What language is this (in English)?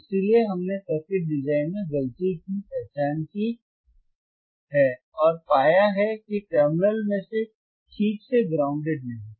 Hindi